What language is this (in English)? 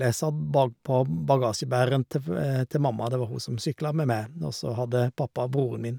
Norwegian